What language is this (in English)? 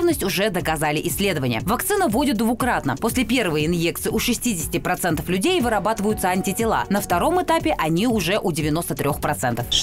Russian